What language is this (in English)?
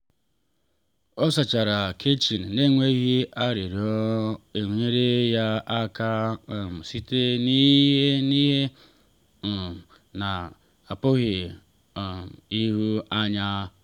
Igbo